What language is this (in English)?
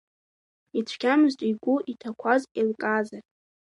Abkhazian